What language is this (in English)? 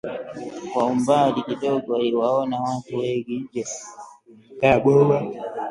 Swahili